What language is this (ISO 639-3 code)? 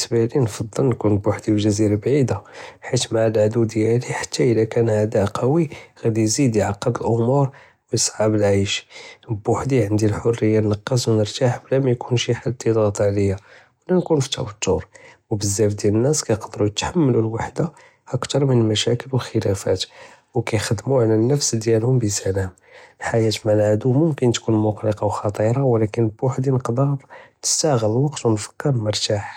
jrb